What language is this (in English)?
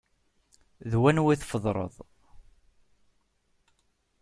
Kabyle